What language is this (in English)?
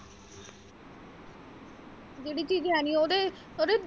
Punjabi